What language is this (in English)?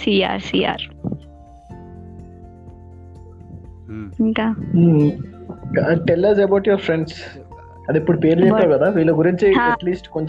Telugu